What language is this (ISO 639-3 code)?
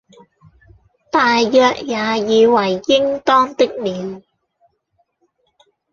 yue